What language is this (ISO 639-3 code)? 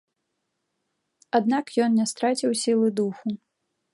bel